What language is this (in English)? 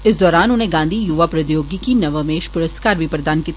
Dogri